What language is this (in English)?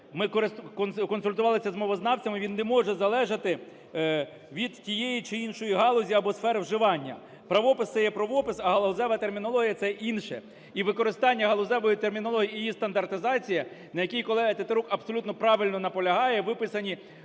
Ukrainian